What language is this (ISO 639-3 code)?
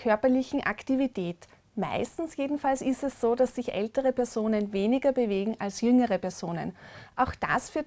deu